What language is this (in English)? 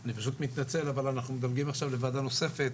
Hebrew